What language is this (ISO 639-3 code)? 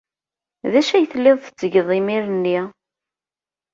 kab